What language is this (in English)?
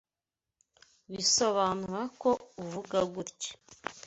Kinyarwanda